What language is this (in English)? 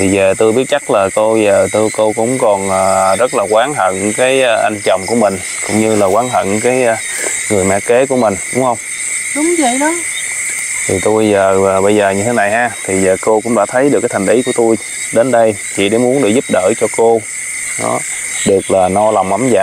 Vietnamese